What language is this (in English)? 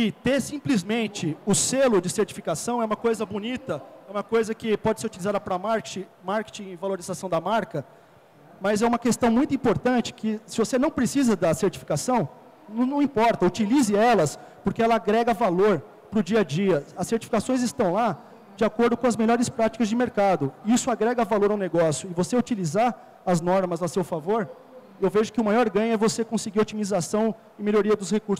Portuguese